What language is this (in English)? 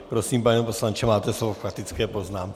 Czech